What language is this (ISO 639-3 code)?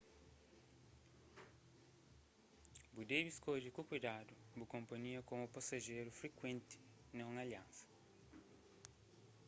kea